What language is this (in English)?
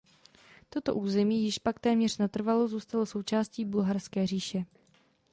Czech